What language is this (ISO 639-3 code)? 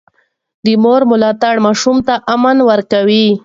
pus